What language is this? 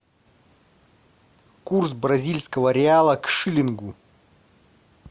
Russian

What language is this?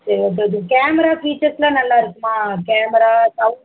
Tamil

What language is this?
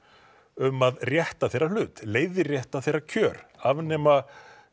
Icelandic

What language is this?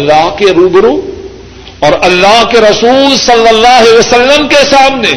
Urdu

